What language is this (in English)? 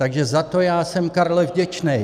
Czech